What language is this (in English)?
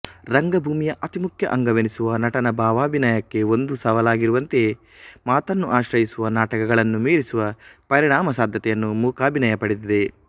Kannada